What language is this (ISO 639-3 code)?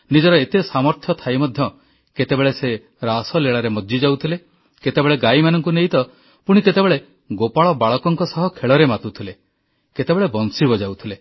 ori